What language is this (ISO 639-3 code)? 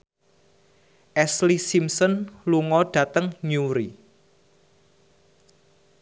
jav